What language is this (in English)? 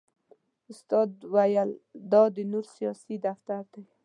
Pashto